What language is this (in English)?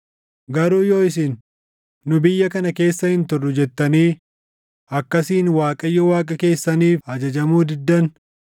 Oromo